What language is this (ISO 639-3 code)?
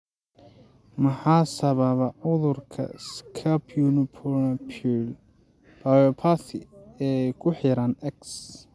som